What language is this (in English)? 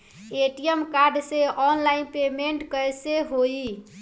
Bhojpuri